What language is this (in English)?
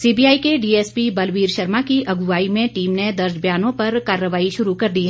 Hindi